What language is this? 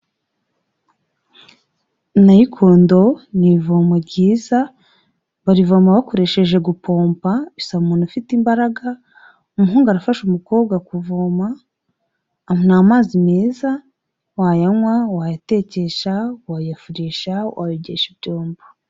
Kinyarwanda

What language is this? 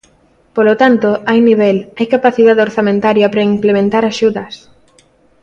Galician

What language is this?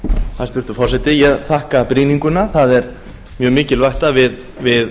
Icelandic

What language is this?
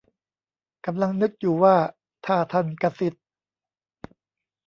Thai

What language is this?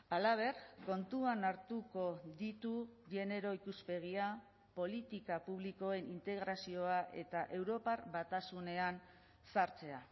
Basque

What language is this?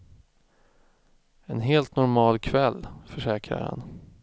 Swedish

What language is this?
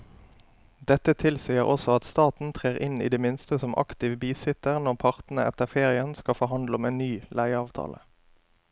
Norwegian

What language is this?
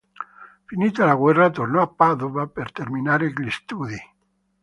Italian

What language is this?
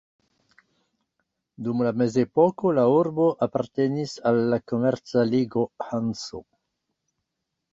Esperanto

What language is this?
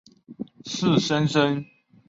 Chinese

